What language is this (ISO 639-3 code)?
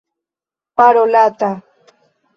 epo